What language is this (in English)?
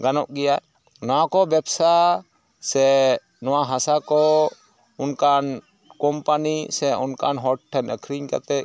Santali